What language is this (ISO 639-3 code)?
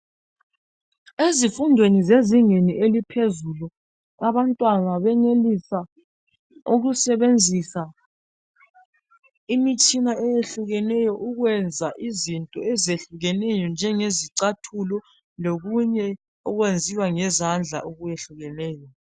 nde